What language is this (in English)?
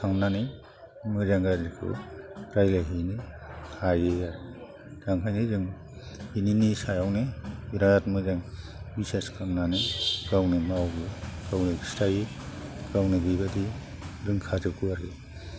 Bodo